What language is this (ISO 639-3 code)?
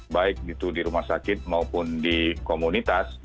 ind